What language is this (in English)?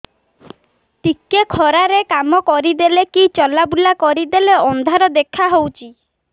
Odia